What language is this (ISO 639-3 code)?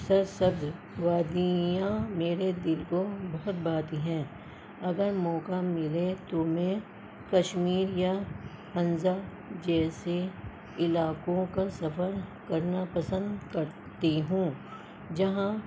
urd